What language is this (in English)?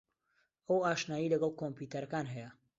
Central Kurdish